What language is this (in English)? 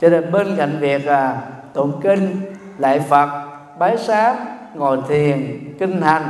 Vietnamese